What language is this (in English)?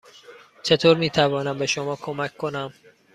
Persian